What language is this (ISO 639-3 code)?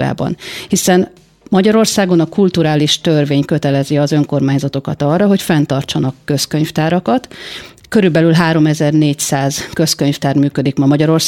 hun